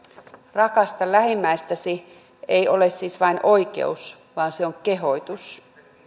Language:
Finnish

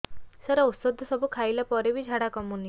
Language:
Odia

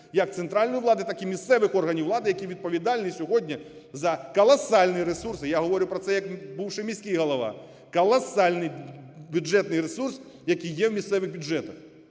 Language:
Ukrainian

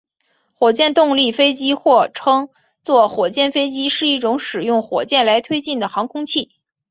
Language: Chinese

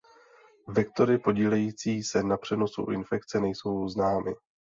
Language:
Czech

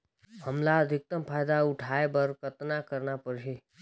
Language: Chhattisgarhi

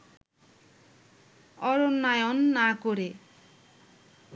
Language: Bangla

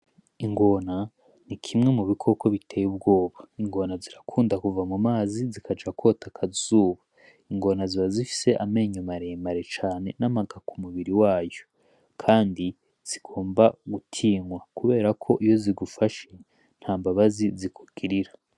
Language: Rundi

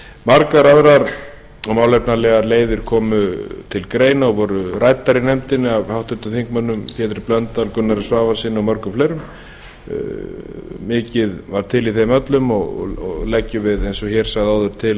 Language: Icelandic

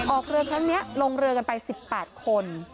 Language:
Thai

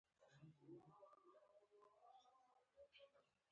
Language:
Pashto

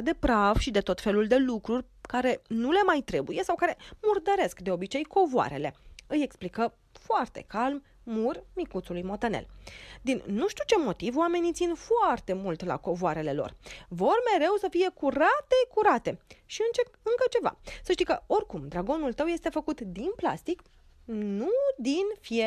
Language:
Romanian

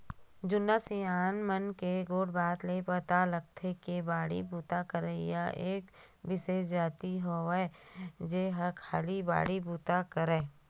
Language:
Chhattisgarhi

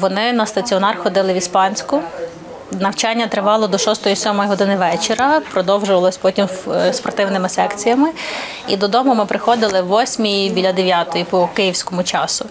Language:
Ukrainian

